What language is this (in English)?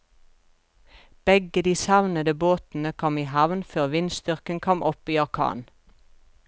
Norwegian